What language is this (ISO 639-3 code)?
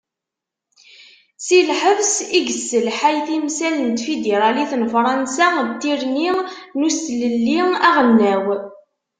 kab